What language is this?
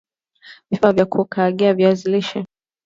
Swahili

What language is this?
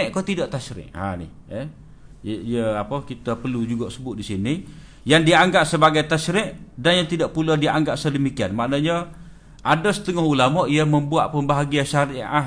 Malay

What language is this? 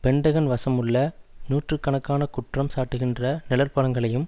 Tamil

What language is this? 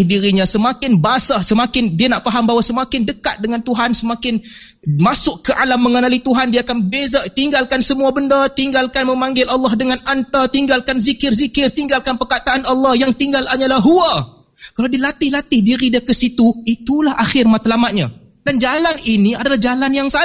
Malay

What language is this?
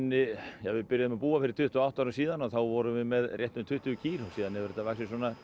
Icelandic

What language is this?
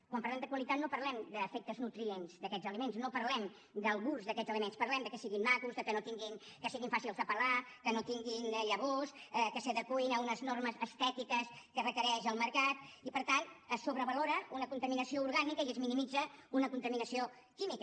Catalan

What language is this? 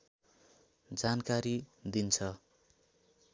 Nepali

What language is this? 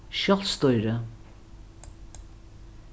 Faroese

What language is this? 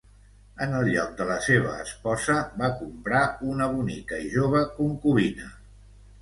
Catalan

